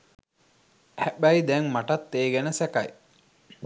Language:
Sinhala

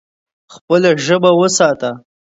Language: Pashto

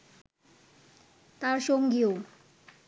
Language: Bangla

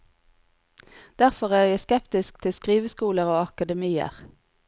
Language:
Norwegian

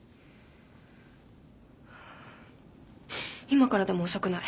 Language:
Japanese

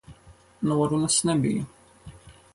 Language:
Latvian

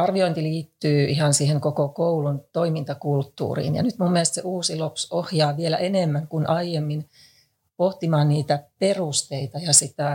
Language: Finnish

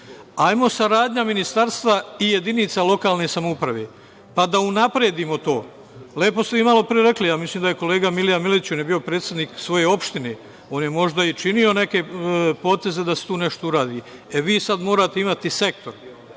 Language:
Serbian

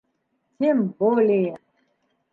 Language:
Bashkir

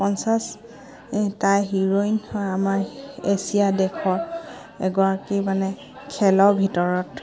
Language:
Assamese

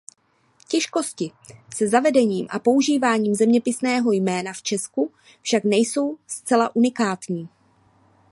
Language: Czech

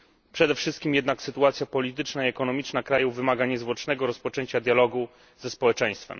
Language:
Polish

